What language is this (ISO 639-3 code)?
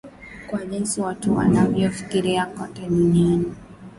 swa